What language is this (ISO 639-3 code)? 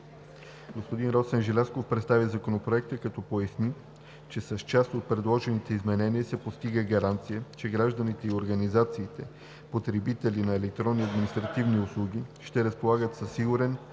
bul